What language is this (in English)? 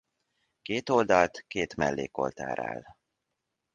Hungarian